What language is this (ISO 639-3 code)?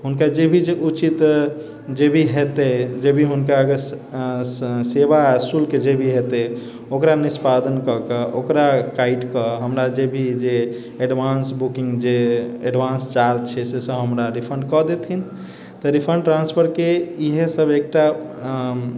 mai